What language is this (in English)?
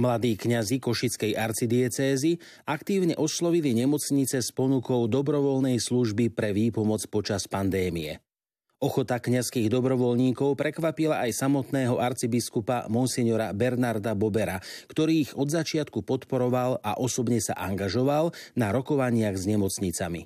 Slovak